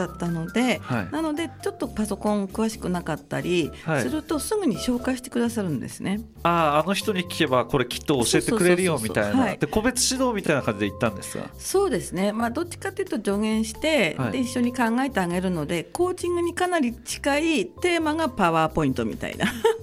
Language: Japanese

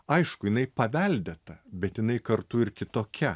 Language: Lithuanian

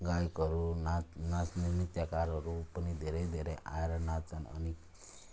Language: Nepali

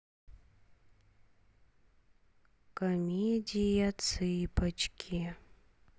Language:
Russian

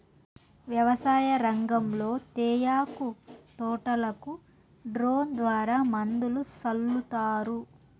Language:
Telugu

